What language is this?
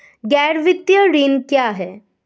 Hindi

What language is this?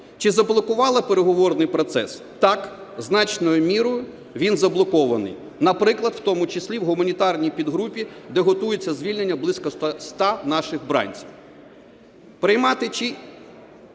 Ukrainian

